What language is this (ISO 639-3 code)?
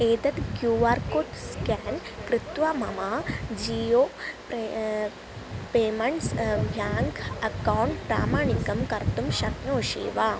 san